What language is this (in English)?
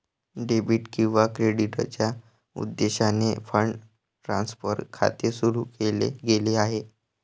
Marathi